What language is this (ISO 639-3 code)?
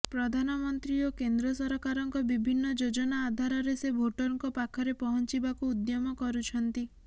ori